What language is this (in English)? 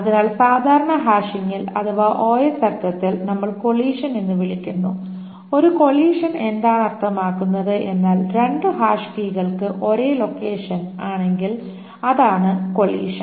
Malayalam